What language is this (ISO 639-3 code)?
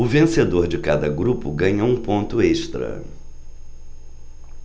por